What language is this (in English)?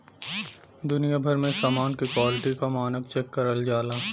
Bhojpuri